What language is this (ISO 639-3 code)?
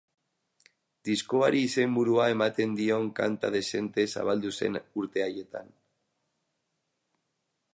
eus